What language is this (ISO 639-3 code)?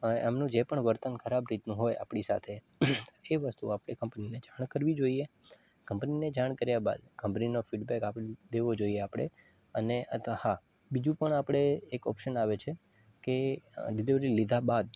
guj